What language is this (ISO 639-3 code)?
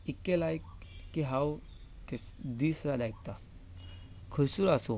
kok